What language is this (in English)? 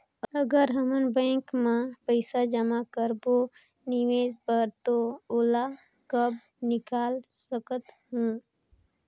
Chhattisgarhi